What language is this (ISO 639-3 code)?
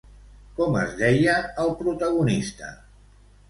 cat